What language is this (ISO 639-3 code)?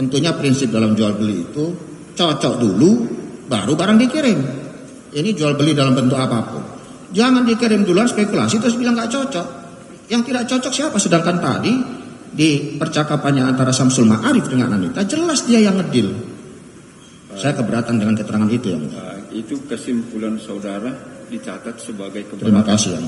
ind